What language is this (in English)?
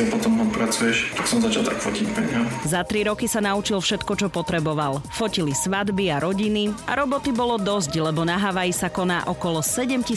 Slovak